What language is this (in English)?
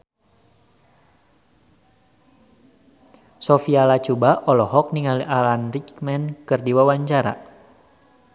Sundanese